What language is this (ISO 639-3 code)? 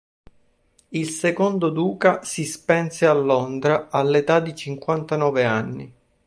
ita